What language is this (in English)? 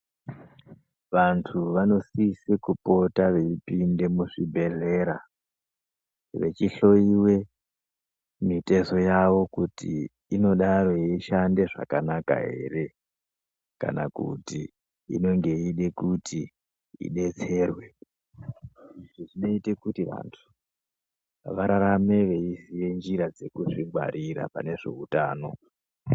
Ndau